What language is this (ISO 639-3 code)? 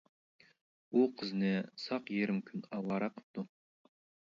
uig